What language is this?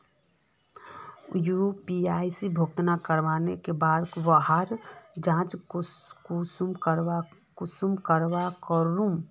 Magahi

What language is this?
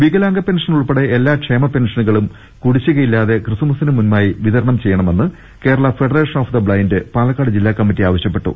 Malayalam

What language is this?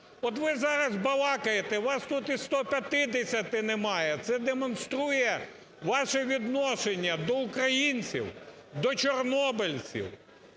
Ukrainian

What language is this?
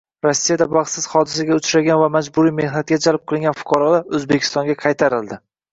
Uzbek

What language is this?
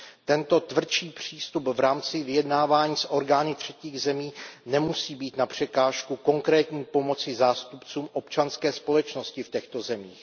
Czech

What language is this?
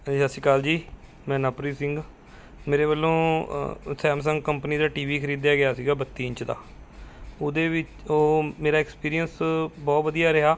Punjabi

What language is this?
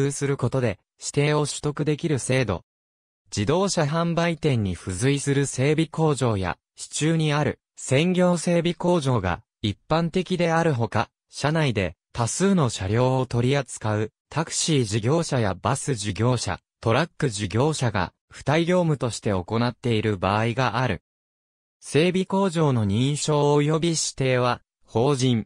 Japanese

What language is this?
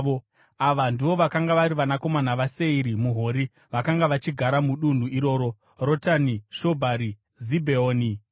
Shona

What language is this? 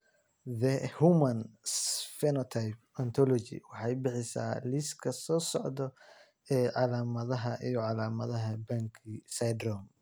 Somali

